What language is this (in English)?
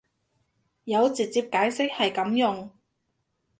Cantonese